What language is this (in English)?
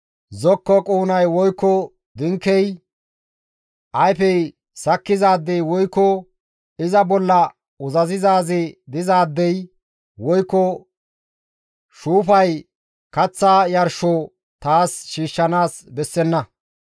Gamo